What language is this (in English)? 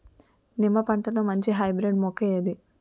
Telugu